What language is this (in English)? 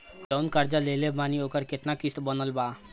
Bhojpuri